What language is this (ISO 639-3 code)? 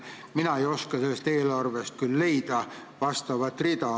est